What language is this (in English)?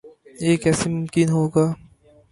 Urdu